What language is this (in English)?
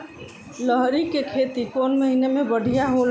Bhojpuri